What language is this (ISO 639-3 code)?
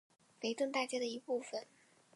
zho